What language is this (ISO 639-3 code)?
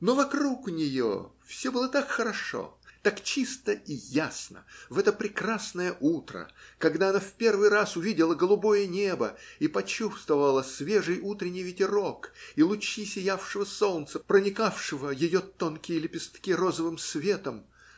rus